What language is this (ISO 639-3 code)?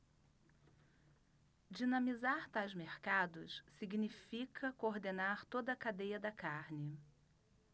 por